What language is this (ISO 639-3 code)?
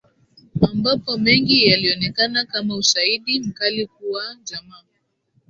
swa